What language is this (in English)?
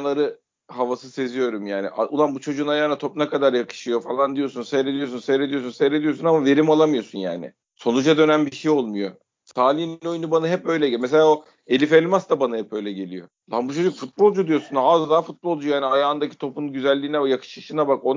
Turkish